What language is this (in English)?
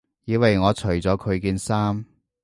Cantonese